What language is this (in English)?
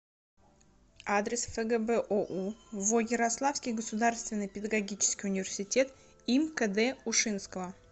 Russian